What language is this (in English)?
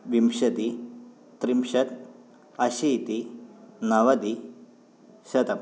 Sanskrit